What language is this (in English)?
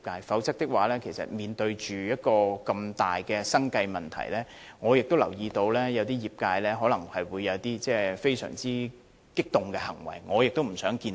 Cantonese